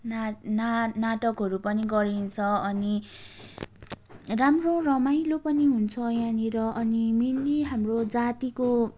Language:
Nepali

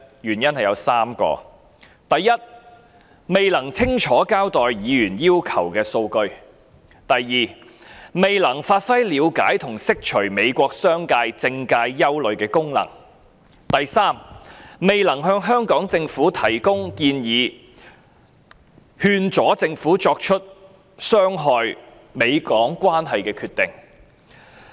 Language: Cantonese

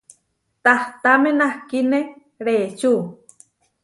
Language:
Huarijio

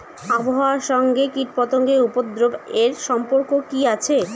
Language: Bangla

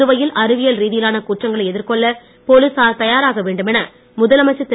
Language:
Tamil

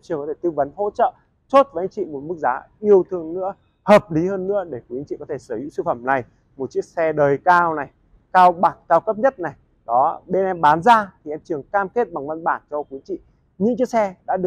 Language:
Vietnamese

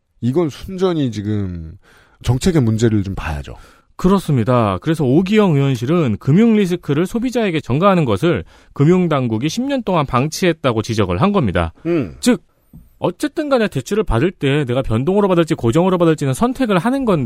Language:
Korean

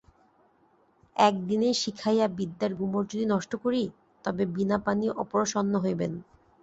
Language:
Bangla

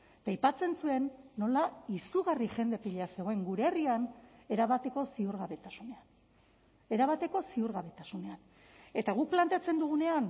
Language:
Basque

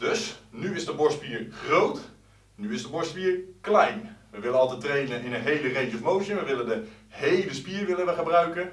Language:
Dutch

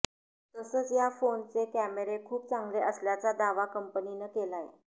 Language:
Marathi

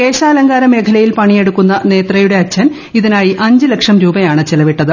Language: Malayalam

